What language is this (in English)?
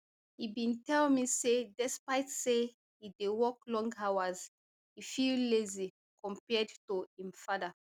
Nigerian Pidgin